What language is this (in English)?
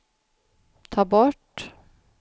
Swedish